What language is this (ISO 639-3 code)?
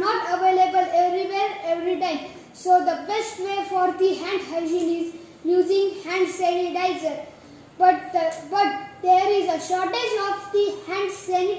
eng